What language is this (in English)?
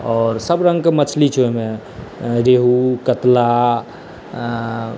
Maithili